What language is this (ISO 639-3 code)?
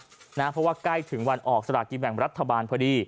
tha